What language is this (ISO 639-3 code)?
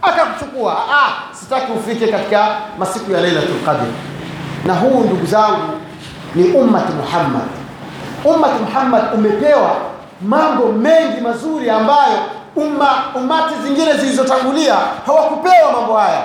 swa